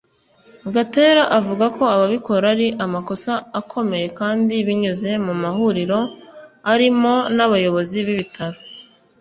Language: Kinyarwanda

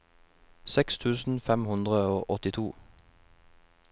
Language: Norwegian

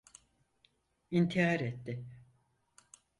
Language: Turkish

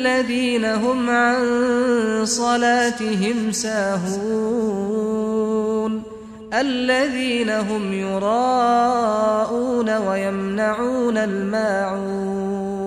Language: Arabic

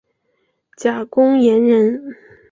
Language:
Chinese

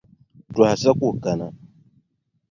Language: Dagbani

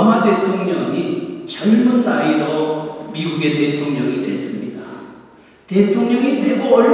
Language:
Korean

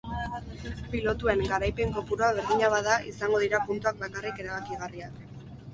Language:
Basque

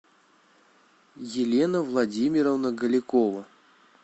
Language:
Russian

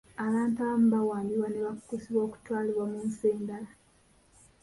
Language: Ganda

